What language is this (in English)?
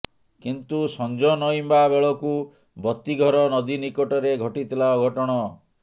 Odia